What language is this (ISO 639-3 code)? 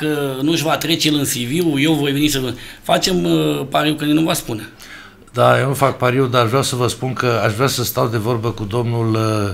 ron